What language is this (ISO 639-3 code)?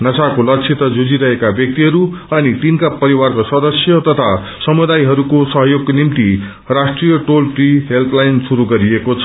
nep